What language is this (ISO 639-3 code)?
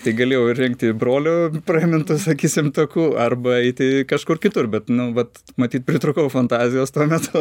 lit